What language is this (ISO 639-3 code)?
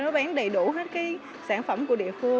vie